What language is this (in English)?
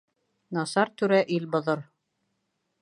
Bashkir